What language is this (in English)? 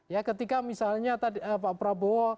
Indonesian